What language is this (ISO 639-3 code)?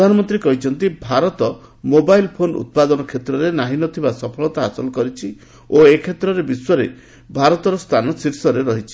ori